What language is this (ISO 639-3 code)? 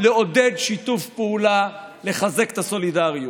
heb